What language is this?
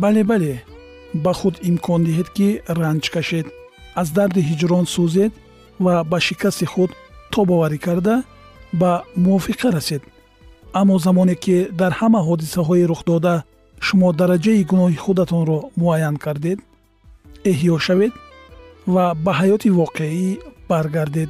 Persian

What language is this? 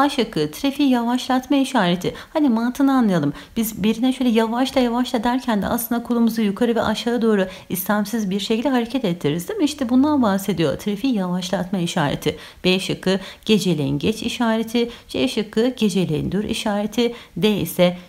Turkish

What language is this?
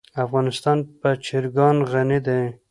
Pashto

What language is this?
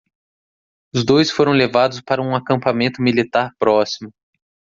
Portuguese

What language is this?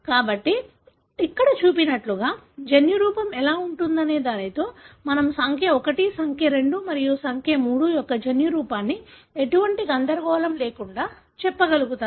Telugu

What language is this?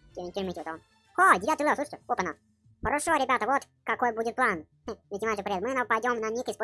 Russian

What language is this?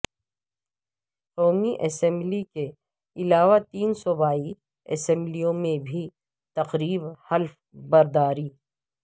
Urdu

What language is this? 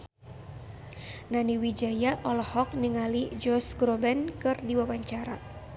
Sundanese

